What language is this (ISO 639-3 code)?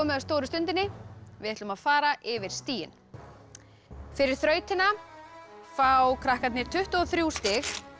isl